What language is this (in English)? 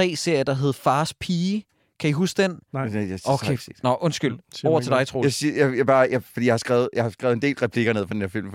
Danish